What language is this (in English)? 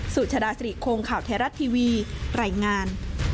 Thai